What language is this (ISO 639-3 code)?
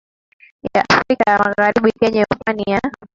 swa